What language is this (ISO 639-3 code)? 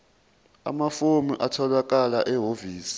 zul